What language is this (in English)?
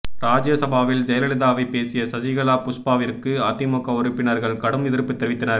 Tamil